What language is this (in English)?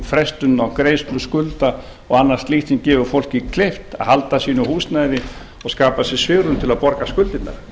Icelandic